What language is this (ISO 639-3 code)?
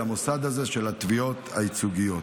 heb